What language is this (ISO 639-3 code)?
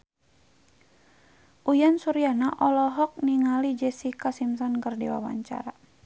sun